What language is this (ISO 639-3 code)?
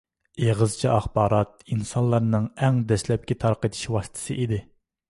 uig